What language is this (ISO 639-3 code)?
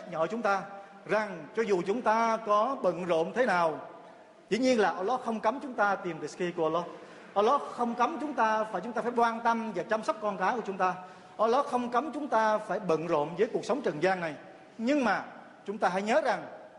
vie